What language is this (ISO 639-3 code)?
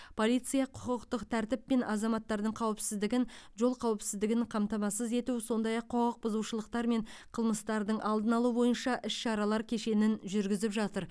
kaz